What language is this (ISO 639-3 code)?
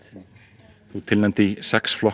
isl